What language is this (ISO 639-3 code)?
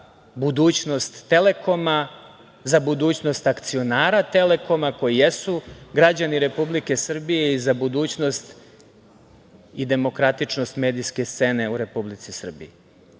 srp